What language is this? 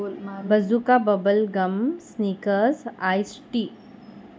Konkani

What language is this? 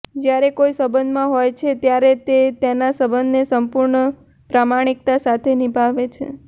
Gujarati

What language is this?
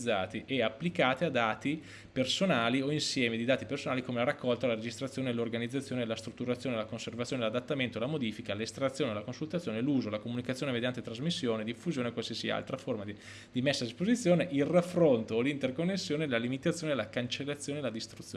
Italian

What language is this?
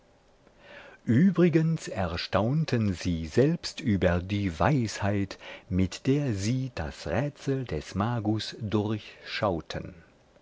German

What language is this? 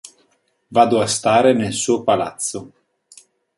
Italian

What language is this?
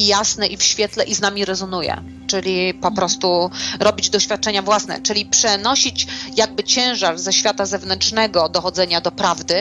Polish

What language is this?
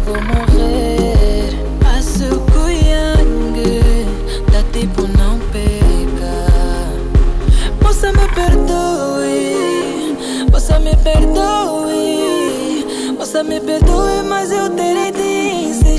Portuguese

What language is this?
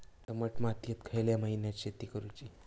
Marathi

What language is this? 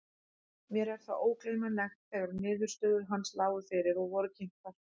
Icelandic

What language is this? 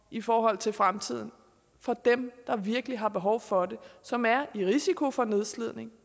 Danish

